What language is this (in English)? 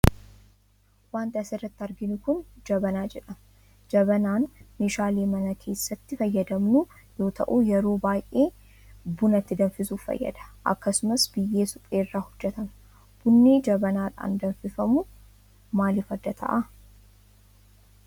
Oromo